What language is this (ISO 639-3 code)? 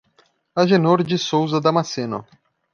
por